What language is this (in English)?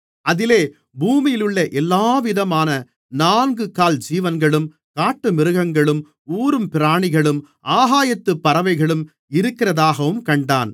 Tamil